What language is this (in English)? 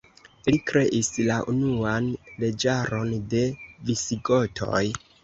Esperanto